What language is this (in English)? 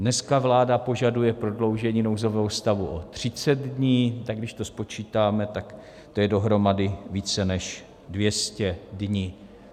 Czech